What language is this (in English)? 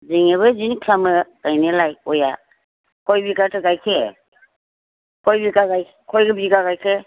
Bodo